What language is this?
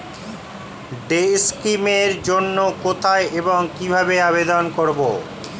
Bangla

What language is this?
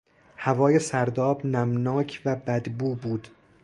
Persian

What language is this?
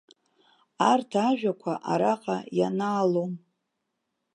Abkhazian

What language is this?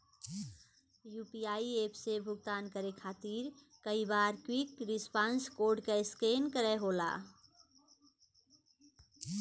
Bhojpuri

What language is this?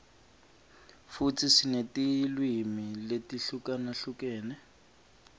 Swati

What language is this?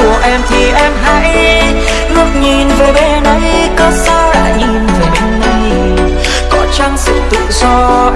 Vietnamese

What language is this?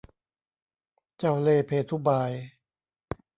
Thai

